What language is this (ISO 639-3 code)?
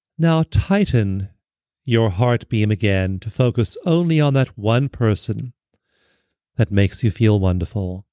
eng